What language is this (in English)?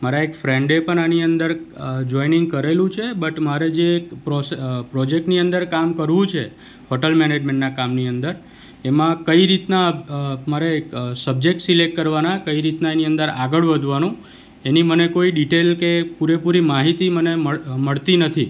Gujarati